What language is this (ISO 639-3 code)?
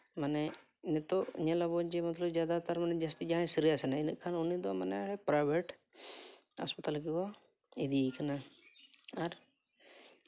sat